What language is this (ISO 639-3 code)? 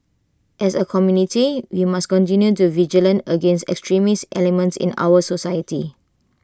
eng